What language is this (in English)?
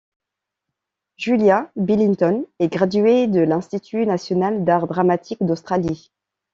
French